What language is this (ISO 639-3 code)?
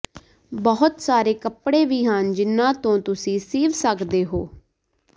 pan